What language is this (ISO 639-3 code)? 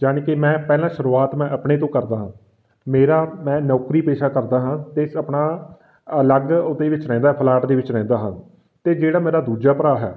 pan